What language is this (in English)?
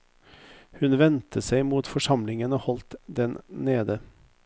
Norwegian